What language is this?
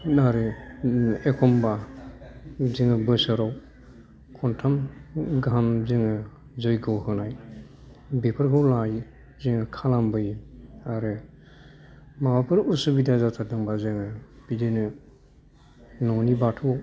Bodo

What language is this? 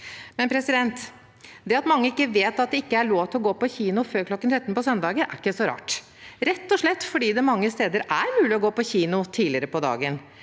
Norwegian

